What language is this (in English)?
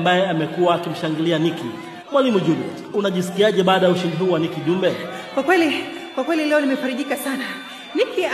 Swahili